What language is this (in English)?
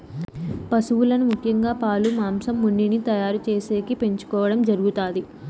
Telugu